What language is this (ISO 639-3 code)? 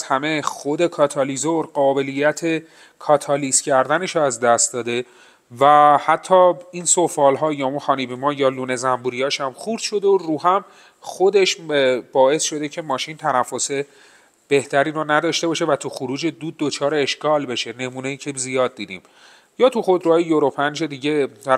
fas